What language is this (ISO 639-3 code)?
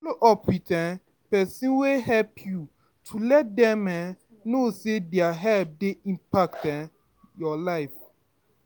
pcm